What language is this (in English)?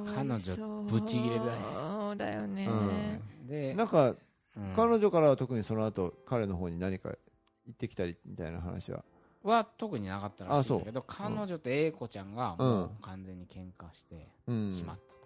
Japanese